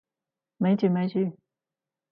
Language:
Cantonese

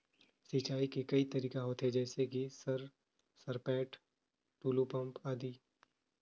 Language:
Chhattisgarhi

